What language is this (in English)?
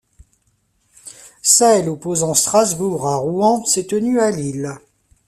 French